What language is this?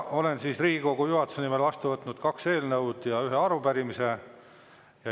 Estonian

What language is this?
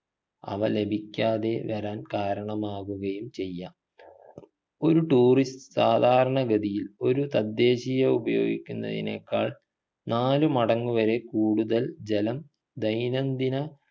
Malayalam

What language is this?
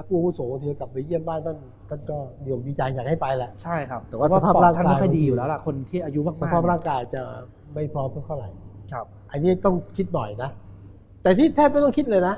Thai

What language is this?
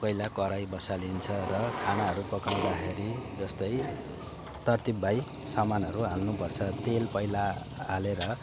Nepali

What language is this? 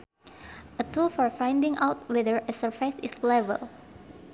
Sundanese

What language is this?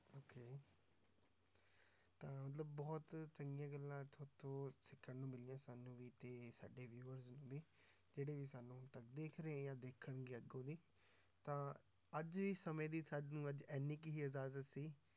Punjabi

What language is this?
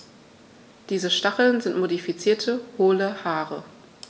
German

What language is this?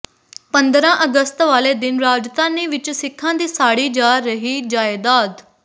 Punjabi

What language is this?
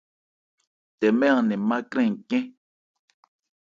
Ebrié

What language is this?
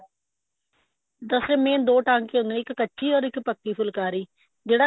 Punjabi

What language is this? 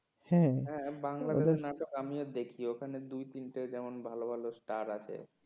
Bangla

